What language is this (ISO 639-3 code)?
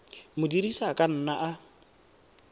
tsn